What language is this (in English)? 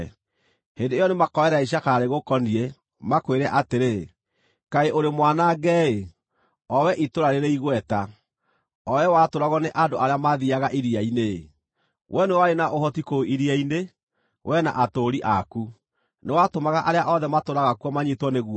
Kikuyu